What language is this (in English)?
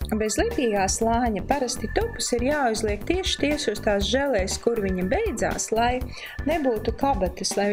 Latvian